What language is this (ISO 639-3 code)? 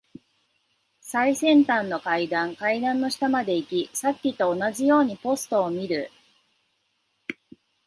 jpn